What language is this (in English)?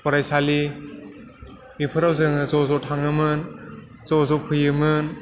Bodo